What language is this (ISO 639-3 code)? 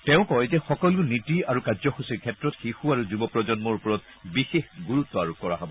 asm